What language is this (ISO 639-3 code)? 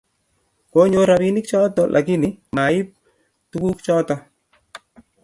kln